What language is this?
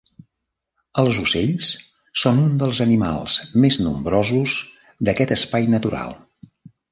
Catalan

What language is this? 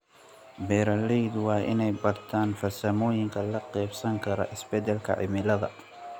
Somali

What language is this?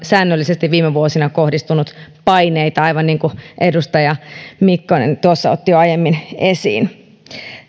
Finnish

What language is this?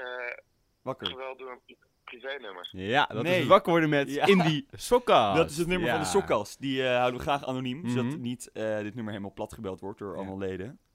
Dutch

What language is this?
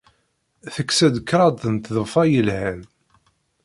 Kabyle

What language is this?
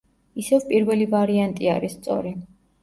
Georgian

